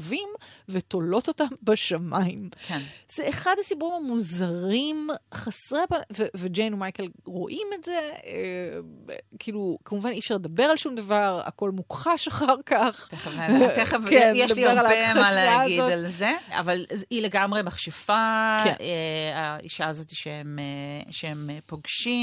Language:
Hebrew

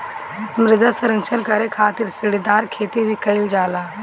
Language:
Bhojpuri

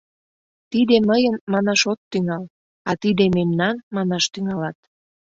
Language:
Mari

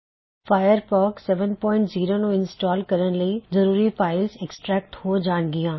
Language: Punjabi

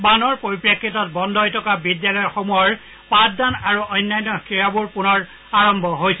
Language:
Assamese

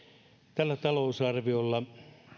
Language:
Finnish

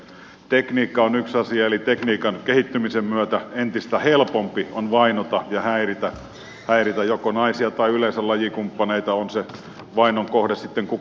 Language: Finnish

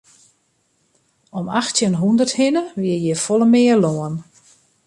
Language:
Western Frisian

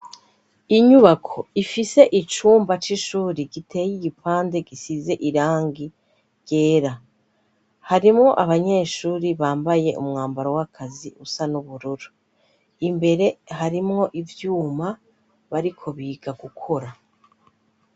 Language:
Rundi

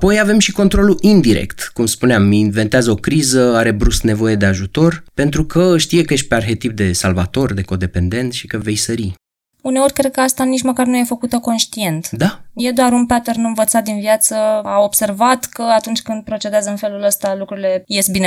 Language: Romanian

